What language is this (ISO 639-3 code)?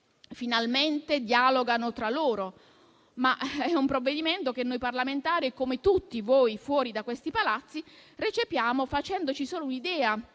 ita